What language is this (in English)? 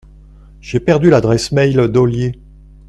French